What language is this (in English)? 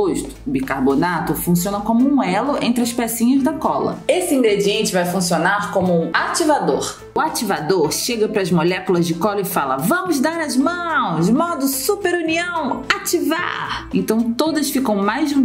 Portuguese